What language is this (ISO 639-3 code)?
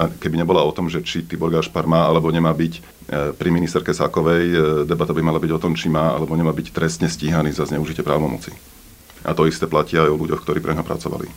slk